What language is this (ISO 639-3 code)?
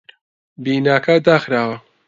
ckb